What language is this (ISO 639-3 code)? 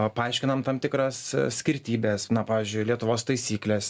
lit